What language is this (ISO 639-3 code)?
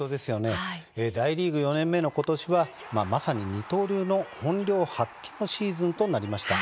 jpn